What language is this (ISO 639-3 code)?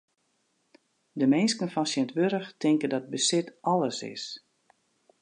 fry